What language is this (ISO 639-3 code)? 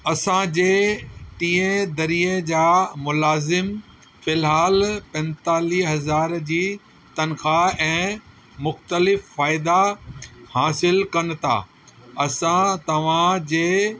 snd